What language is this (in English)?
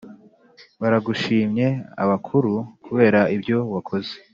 Kinyarwanda